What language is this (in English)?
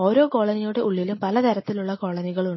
Malayalam